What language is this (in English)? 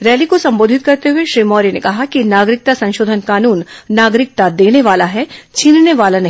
Hindi